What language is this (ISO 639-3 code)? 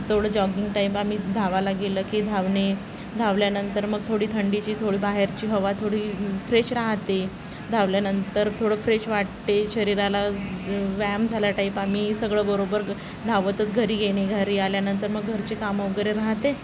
mar